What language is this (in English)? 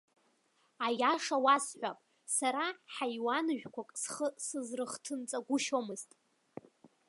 Abkhazian